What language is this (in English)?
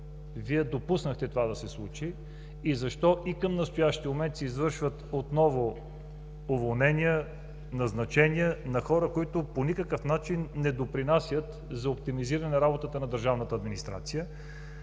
Bulgarian